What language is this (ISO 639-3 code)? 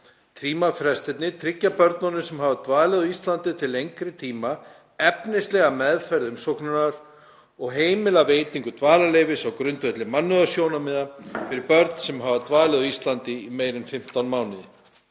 isl